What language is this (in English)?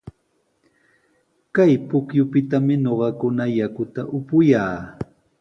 Sihuas Ancash Quechua